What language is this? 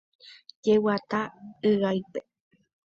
Guarani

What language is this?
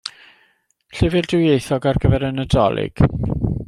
Welsh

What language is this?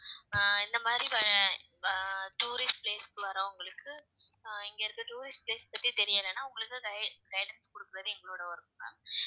Tamil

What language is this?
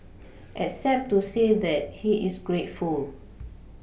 English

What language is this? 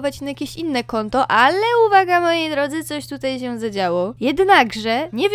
Polish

